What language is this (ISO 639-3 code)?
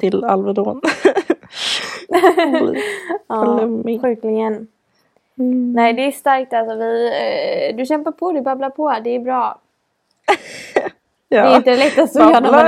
swe